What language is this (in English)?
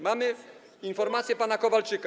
Polish